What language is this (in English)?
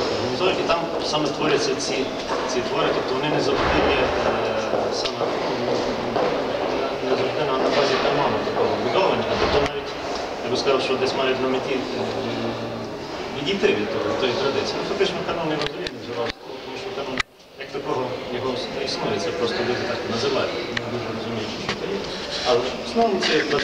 Ukrainian